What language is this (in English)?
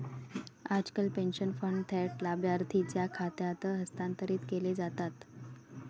Marathi